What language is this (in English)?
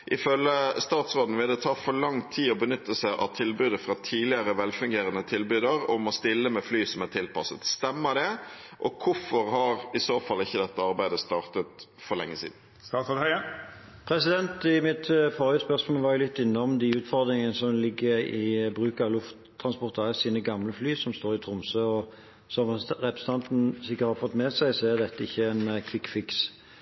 Norwegian Bokmål